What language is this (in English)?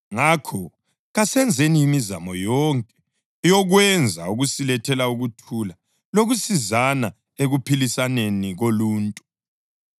North Ndebele